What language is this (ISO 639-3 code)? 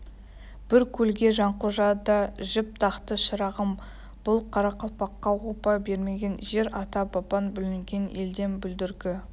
kaz